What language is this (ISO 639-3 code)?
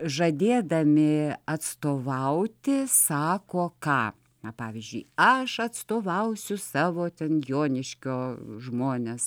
lit